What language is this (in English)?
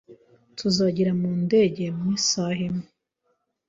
Kinyarwanda